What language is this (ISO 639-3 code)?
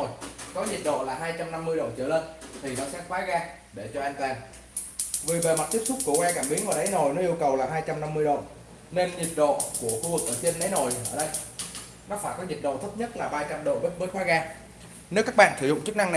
vie